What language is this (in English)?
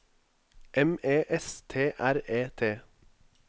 Norwegian